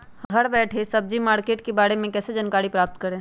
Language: Magahi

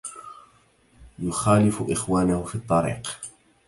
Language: Arabic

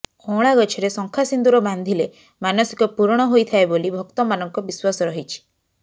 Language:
Odia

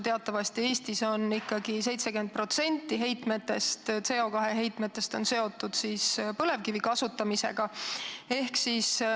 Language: Estonian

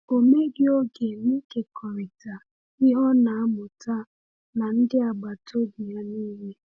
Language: Igbo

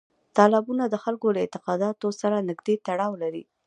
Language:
Pashto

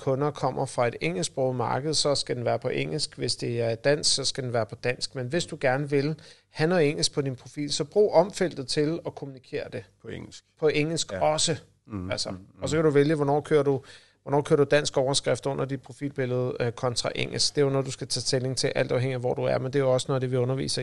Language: Danish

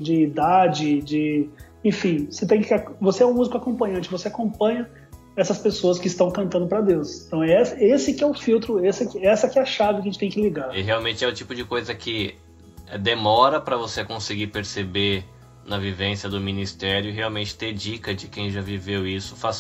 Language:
Portuguese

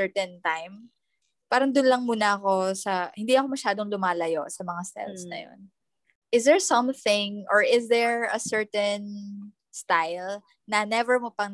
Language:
Filipino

